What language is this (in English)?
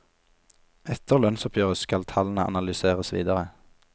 Norwegian